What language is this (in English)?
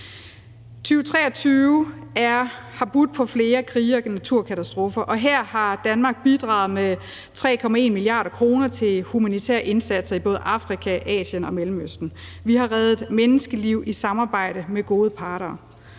Danish